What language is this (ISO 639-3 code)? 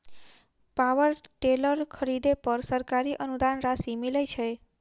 mai